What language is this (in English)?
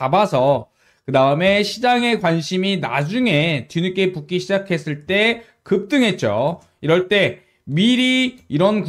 Korean